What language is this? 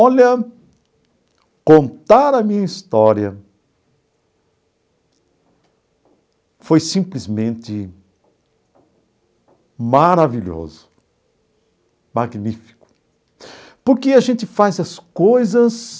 Portuguese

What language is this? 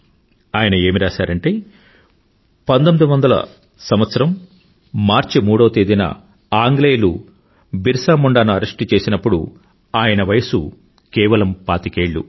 Telugu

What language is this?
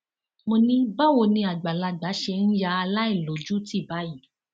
Yoruba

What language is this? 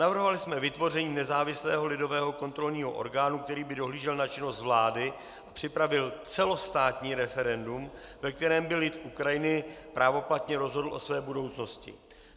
Czech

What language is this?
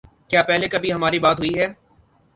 Urdu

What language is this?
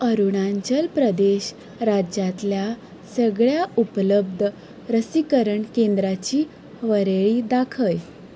Konkani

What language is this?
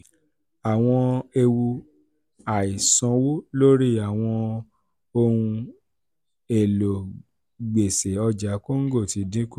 Yoruba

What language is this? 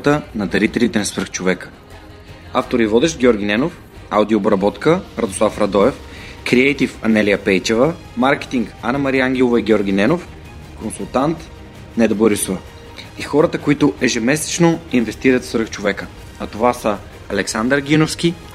Bulgarian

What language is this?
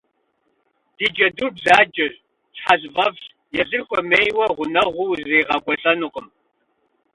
Kabardian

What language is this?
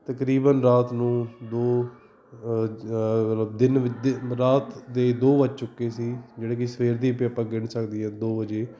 Punjabi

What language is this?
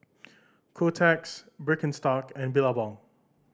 English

